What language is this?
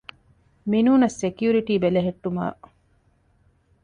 Divehi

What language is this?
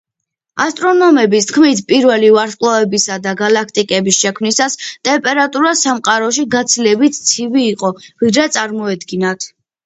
Georgian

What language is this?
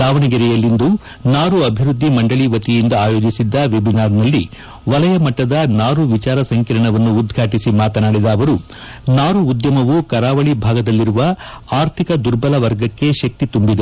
Kannada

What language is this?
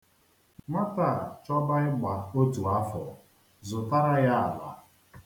Igbo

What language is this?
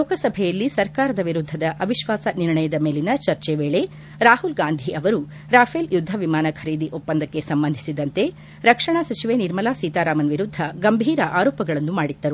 Kannada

